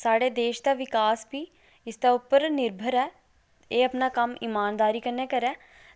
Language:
Dogri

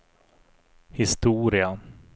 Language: Swedish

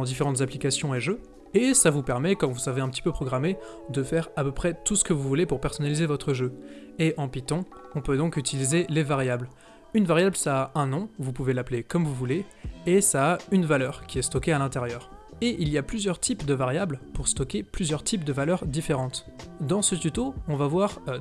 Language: French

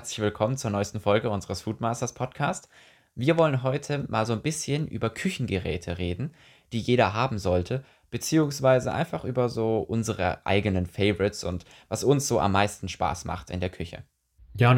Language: German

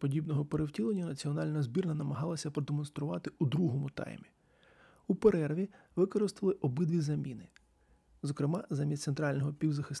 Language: Ukrainian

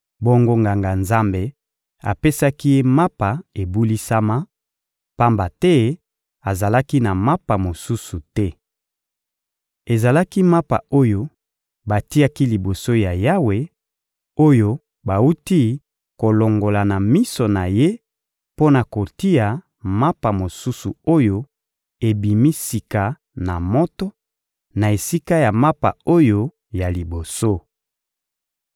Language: Lingala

